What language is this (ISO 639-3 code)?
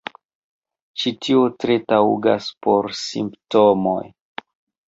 epo